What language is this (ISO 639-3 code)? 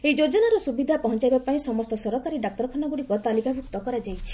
ori